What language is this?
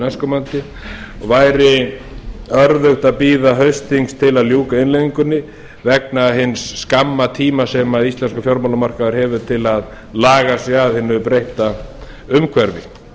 Icelandic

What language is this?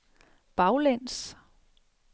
Danish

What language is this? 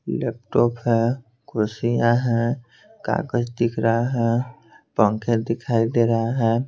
Hindi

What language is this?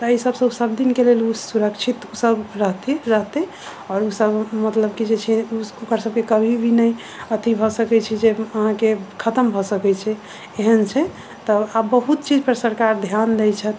Maithili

